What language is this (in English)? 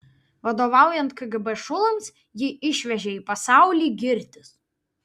Lithuanian